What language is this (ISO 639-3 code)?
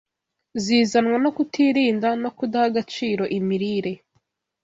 kin